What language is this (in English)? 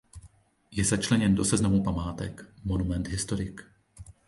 Czech